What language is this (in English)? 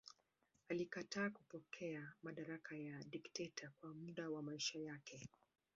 Swahili